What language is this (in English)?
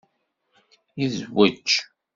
Kabyle